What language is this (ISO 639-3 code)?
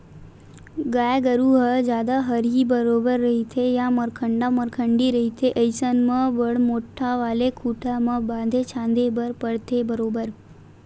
hne